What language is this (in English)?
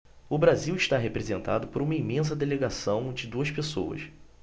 Portuguese